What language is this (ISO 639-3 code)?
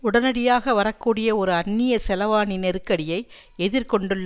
tam